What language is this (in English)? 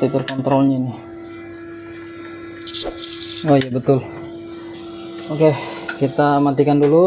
Indonesian